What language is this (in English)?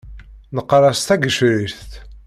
Kabyle